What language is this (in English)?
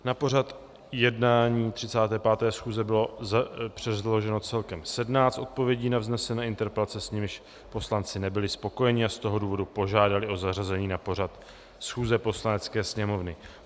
Czech